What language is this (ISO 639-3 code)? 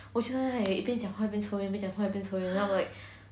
eng